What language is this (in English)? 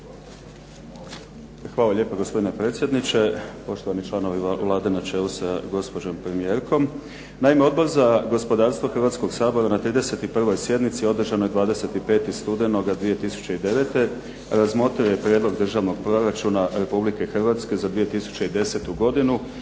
Croatian